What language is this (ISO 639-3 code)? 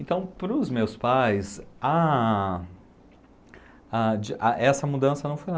por